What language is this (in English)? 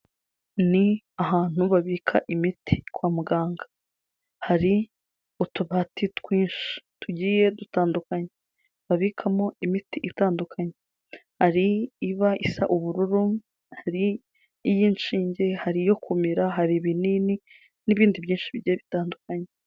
Kinyarwanda